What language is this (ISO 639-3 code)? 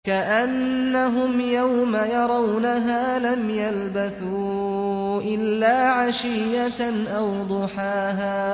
ara